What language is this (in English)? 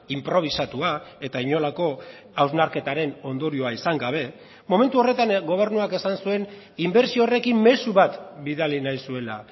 Basque